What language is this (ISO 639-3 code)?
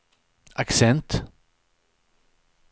swe